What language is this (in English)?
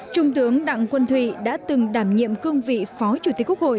Vietnamese